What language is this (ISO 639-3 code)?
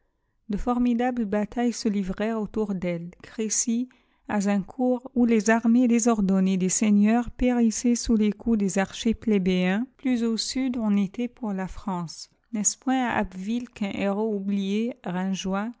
fra